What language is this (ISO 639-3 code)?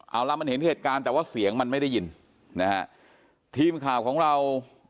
tha